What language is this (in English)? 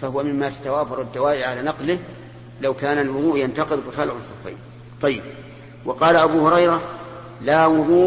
Arabic